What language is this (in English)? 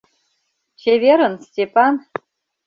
Mari